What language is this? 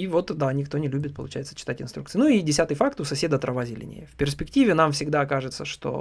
Russian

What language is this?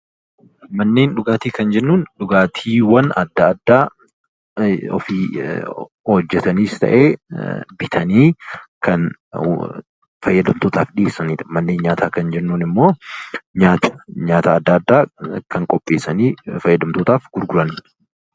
Oromo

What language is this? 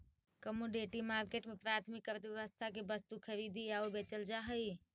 Magahi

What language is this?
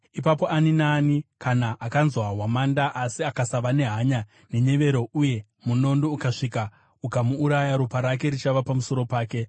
Shona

